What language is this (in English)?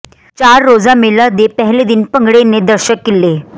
Punjabi